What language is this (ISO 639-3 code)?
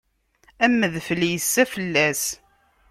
kab